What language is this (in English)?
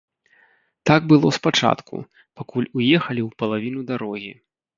Belarusian